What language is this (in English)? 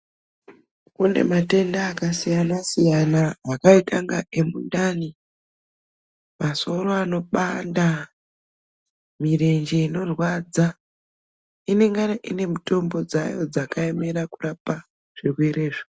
Ndau